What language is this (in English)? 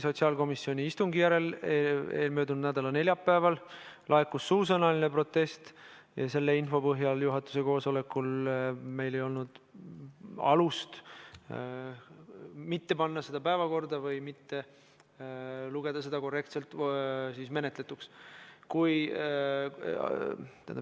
Estonian